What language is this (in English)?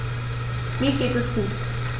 German